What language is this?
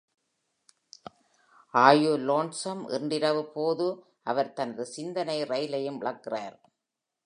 Tamil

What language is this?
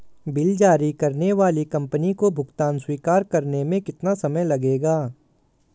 Hindi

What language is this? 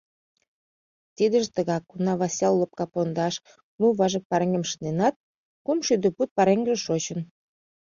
Mari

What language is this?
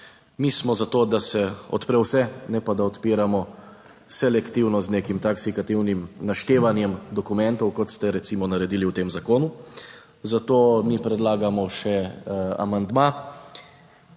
Slovenian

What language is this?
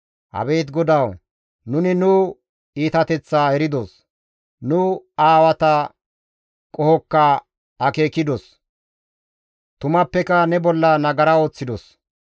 Gamo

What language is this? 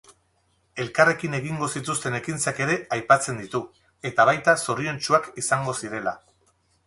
Basque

